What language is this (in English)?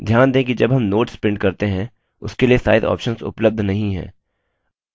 Hindi